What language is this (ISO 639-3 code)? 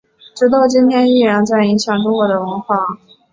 zho